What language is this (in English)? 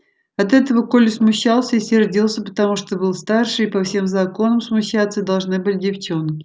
Russian